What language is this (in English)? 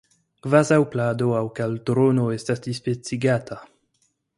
Esperanto